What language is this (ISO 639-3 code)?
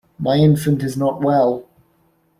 eng